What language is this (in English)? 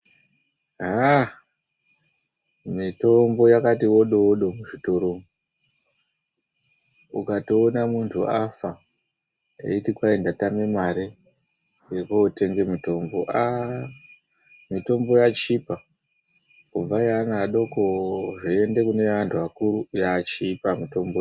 Ndau